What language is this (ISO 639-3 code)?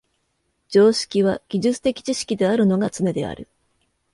jpn